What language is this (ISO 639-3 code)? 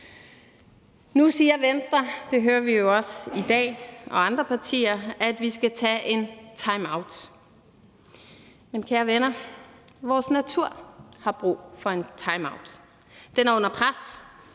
dan